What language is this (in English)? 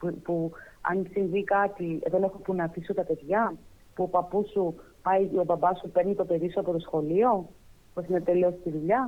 Greek